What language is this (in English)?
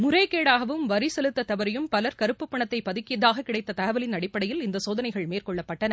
Tamil